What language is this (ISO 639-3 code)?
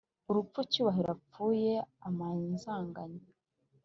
kin